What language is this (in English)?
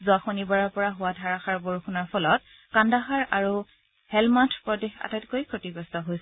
Assamese